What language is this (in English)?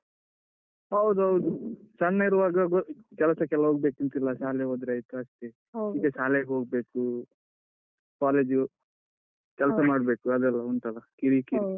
Kannada